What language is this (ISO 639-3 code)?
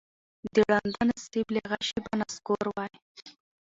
pus